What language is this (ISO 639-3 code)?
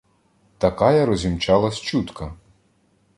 ukr